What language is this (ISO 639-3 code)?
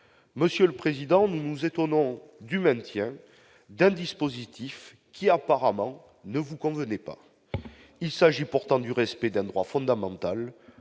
fra